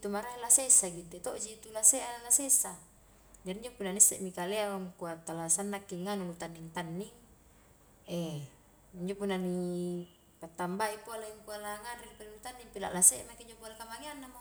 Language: Highland Konjo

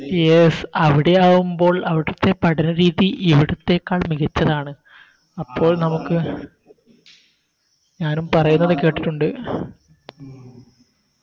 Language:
Malayalam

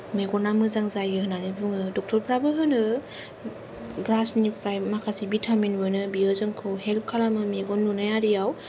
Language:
Bodo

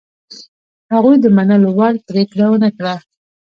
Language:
Pashto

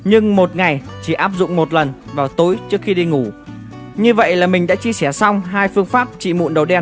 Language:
Vietnamese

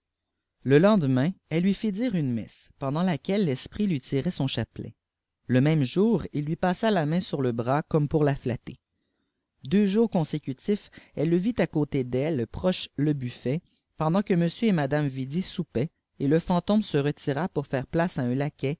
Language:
French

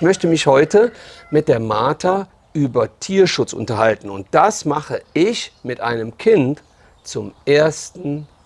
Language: German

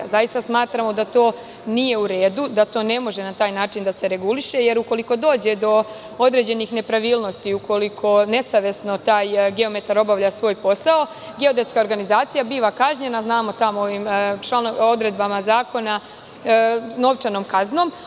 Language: Serbian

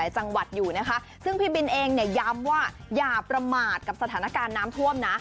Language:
Thai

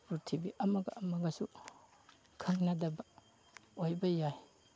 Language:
Manipuri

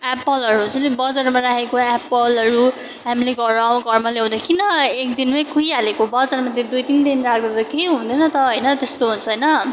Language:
Nepali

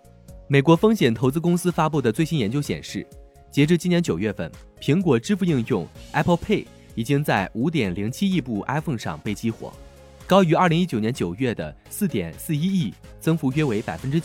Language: Chinese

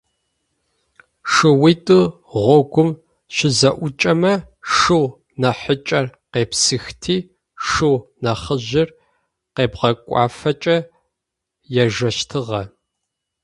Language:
Adyghe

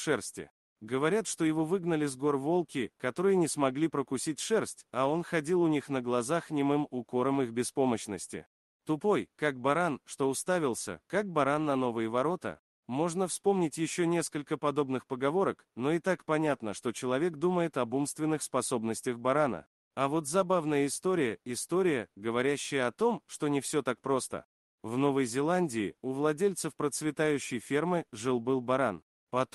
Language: Russian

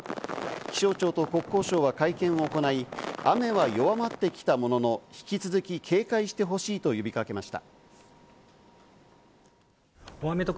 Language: Japanese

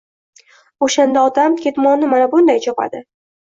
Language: Uzbek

